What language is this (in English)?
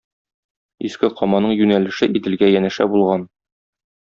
Tatar